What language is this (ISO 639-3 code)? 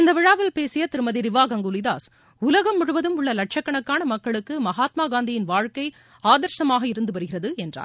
tam